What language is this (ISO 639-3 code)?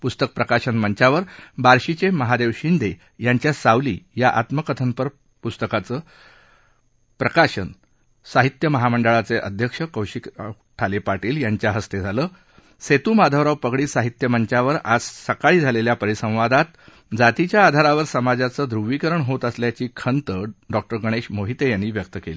mar